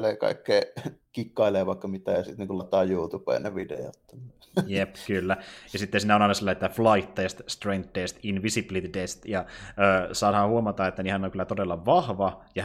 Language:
Finnish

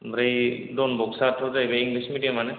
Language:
Bodo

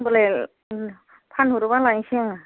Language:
Bodo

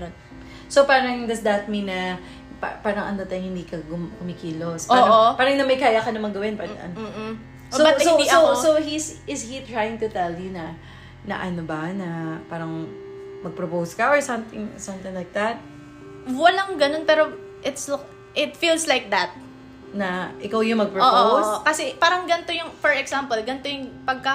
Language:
Filipino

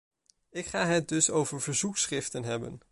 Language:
Dutch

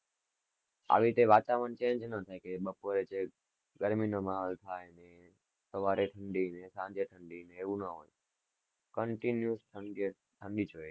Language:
Gujarati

